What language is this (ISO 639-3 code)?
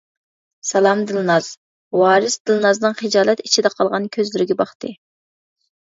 uig